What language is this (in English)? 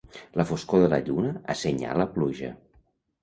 Catalan